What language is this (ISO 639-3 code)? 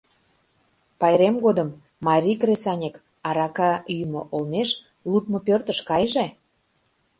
chm